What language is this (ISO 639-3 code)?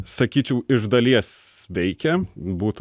lit